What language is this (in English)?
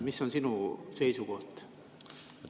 Estonian